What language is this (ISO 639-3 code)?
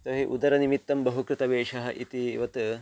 san